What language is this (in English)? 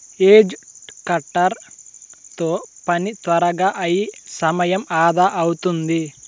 Telugu